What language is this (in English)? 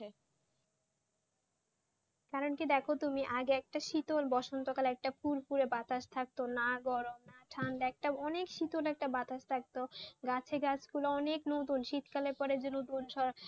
Bangla